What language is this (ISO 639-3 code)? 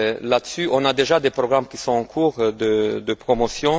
fra